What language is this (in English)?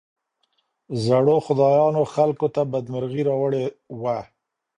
Pashto